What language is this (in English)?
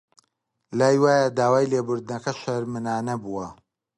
Central Kurdish